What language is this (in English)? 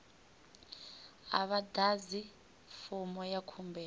Venda